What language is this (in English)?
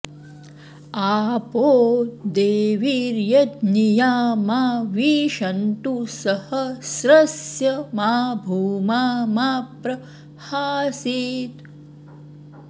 Sanskrit